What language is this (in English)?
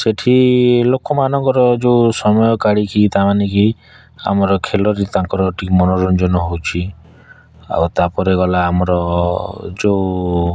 Odia